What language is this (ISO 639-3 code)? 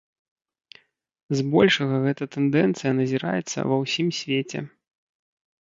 bel